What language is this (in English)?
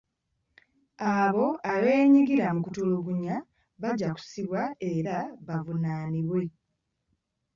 Ganda